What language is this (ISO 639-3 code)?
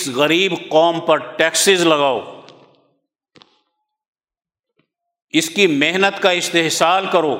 urd